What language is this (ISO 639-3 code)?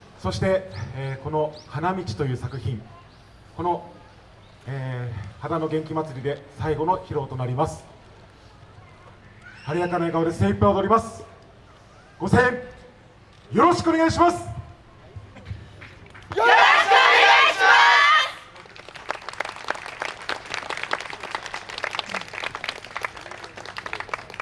jpn